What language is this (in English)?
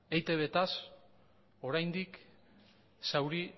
Basque